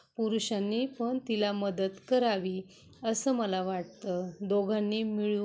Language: Marathi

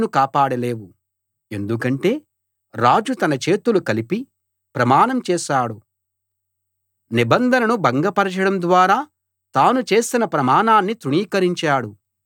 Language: Telugu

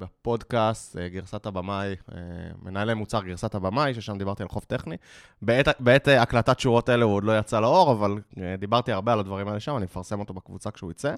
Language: Hebrew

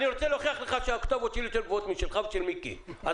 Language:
Hebrew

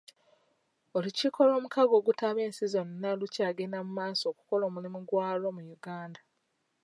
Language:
Ganda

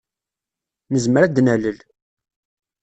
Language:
Kabyle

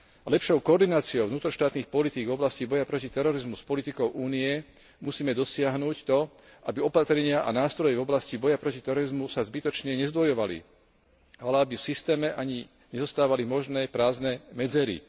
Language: Slovak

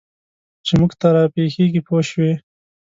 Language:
Pashto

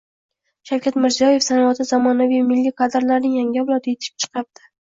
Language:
Uzbek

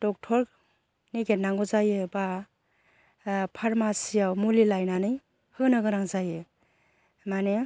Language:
Bodo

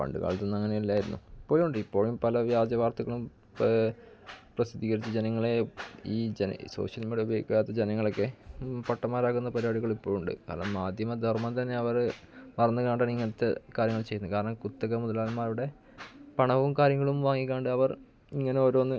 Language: Malayalam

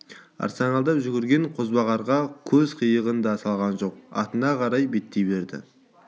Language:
Kazakh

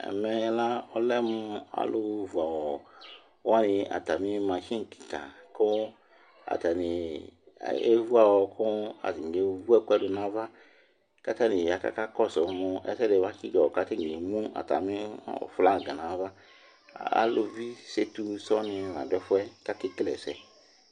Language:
Ikposo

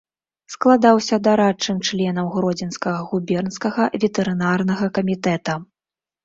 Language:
Belarusian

